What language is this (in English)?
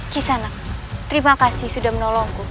Indonesian